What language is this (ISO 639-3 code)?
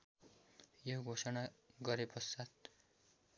nep